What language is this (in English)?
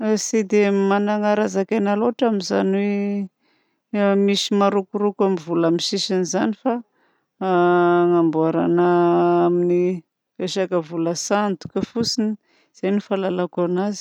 Southern Betsimisaraka Malagasy